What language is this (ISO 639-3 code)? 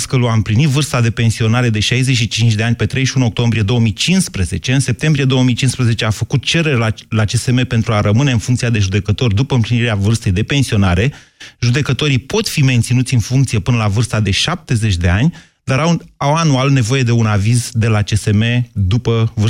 ron